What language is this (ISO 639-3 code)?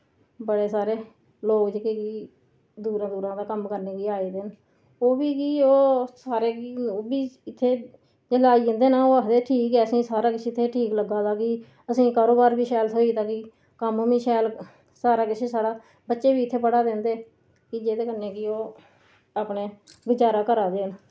doi